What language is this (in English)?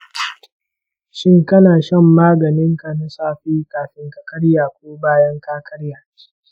Hausa